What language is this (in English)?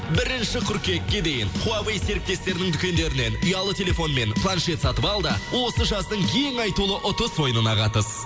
Kazakh